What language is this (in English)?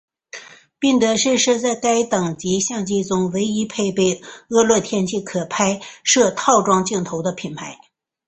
Chinese